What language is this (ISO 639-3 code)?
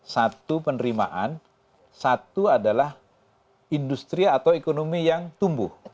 ind